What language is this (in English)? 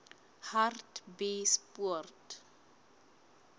Southern Sotho